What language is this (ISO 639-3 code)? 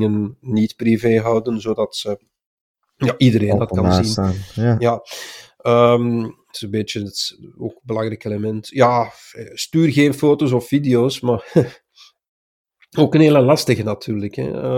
nld